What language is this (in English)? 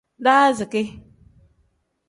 Tem